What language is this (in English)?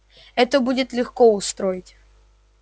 Russian